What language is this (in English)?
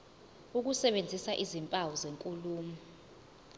Zulu